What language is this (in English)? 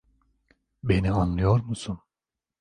Turkish